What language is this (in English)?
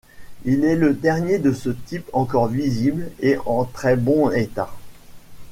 French